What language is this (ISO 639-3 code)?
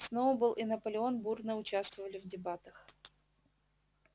rus